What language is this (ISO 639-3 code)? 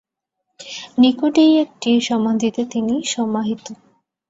ben